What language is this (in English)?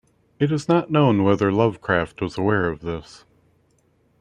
English